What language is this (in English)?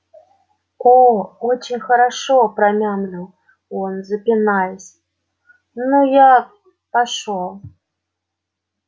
Russian